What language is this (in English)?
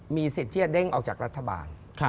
Thai